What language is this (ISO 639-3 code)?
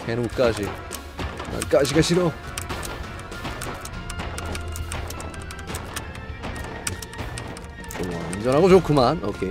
kor